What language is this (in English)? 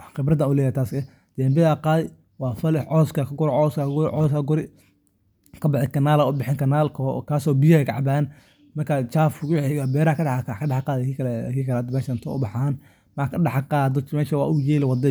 Somali